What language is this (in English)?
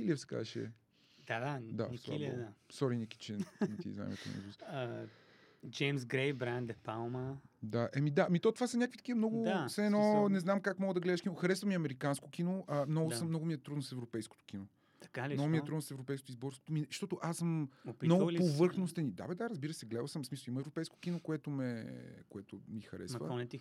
Bulgarian